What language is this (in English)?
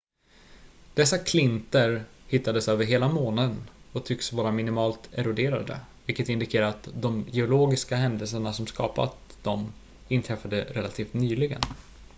Swedish